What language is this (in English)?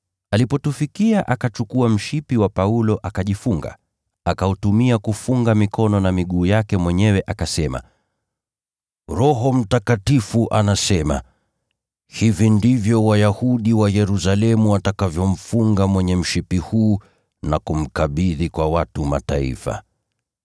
Swahili